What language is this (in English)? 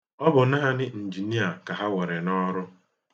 Igbo